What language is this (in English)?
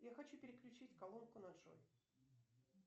Russian